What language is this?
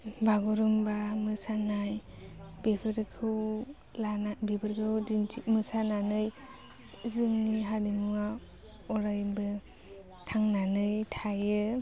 Bodo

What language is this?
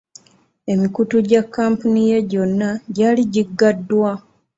Ganda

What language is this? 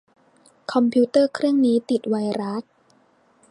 Thai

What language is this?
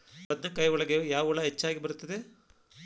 Kannada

